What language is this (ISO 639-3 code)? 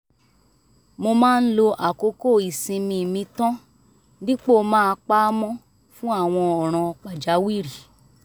yor